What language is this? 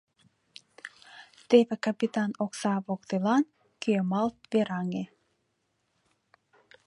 Mari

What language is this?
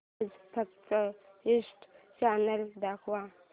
Marathi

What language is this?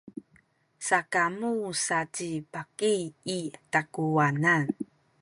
Sakizaya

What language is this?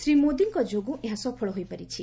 Odia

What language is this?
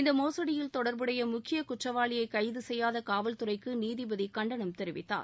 Tamil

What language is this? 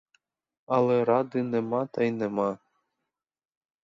Ukrainian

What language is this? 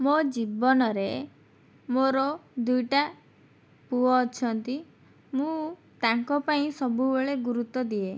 Odia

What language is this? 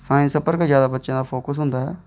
Dogri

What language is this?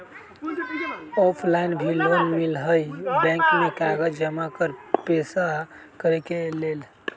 Magahi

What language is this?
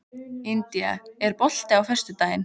Icelandic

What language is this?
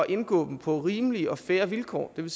Danish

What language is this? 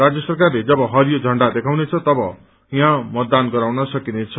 Nepali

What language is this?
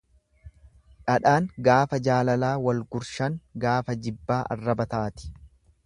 Oromo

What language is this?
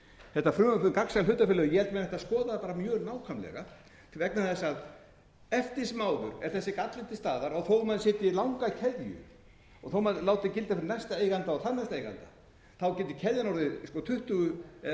Icelandic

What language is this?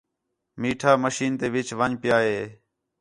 Khetrani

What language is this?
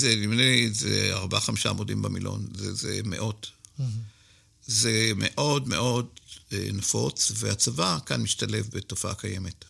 Hebrew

